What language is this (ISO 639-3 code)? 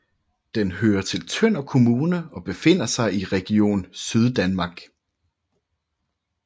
dan